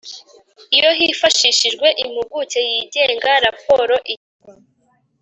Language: Kinyarwanda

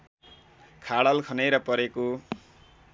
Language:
Nepali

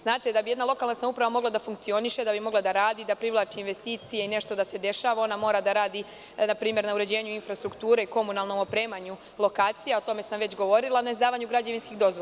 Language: Serbian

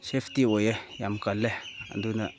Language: Manipuri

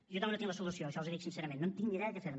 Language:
Catalan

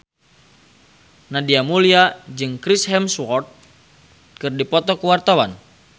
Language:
Sundanese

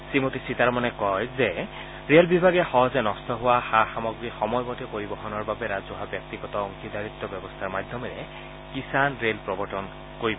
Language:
Assamese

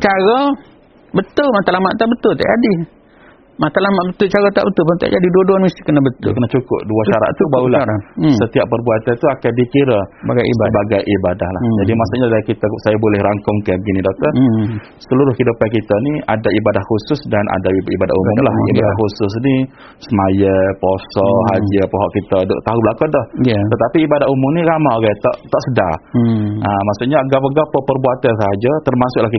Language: Malay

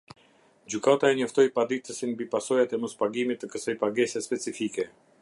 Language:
Albanian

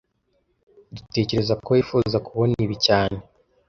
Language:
Kinyarwanda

